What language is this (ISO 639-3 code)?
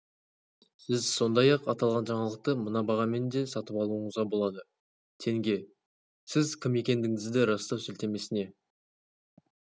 kaz